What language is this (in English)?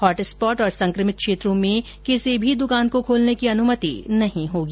Hindi